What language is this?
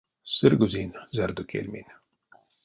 Erzya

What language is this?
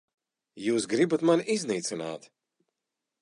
Latvian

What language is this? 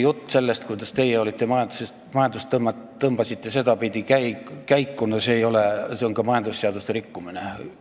Estonian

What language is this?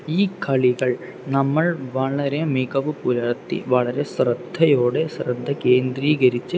Malayalam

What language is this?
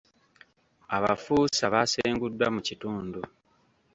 Ganda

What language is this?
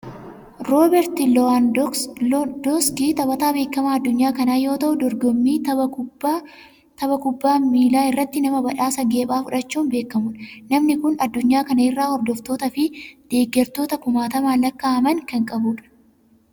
Oromo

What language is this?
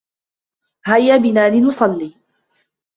Arabic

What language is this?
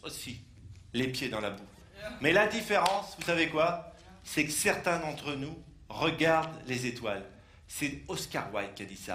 French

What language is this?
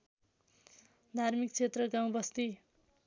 Nepali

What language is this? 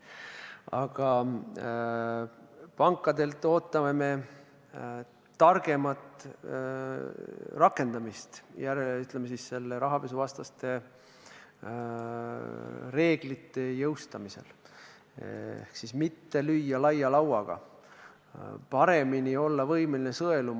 Estonian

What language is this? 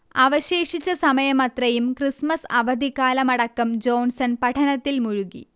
Malayalam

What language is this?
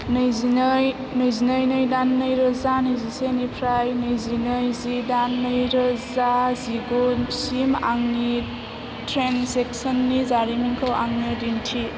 Bodo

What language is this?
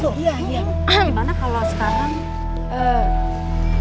Indonesian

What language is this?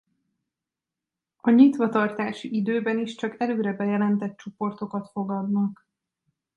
Hungarian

